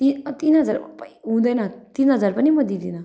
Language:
Nepali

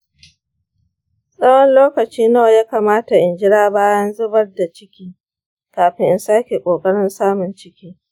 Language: Hausa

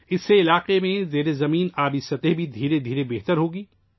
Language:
Urdu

